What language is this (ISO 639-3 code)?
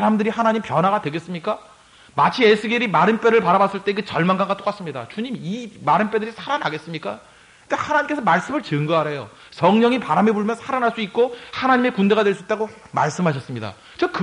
kor